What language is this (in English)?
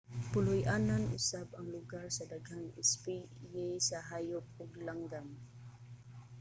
Cebuano